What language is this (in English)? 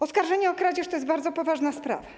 Polish